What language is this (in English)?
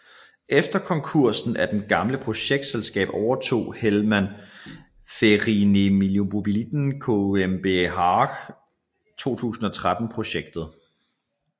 Danish